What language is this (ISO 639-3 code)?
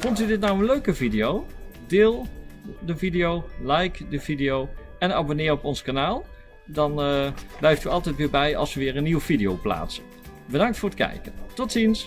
nld